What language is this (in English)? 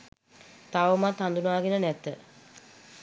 Sinhala